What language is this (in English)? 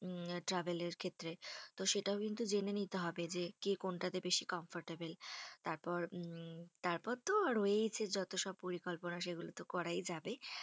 Bangla